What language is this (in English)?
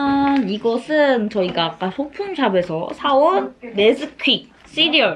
Korean